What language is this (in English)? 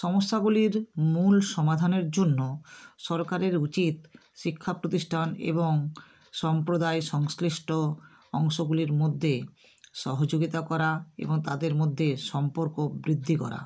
Bangla